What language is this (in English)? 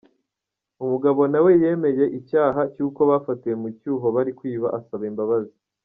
Kinyarwanda